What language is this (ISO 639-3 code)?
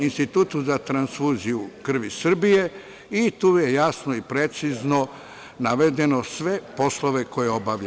srp